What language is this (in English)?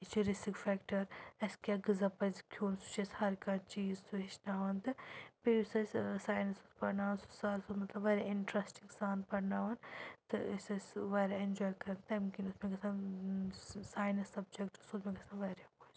Kashmiri